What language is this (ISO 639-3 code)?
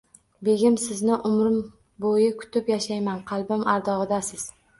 uzb